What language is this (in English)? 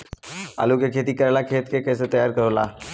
Bhojpuri